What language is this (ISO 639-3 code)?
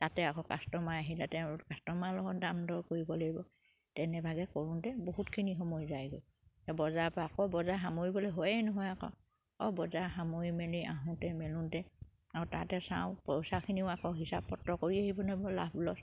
asm